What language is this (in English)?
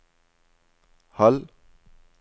Norwegian